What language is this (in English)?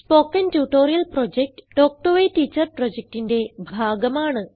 Malayalam